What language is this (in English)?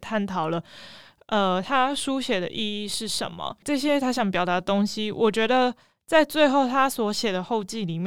Chinese